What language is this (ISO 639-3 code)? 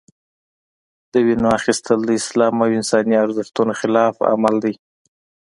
pus